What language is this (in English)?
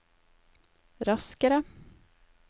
Norwegian